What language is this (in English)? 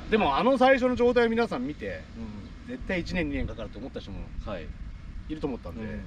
Japanese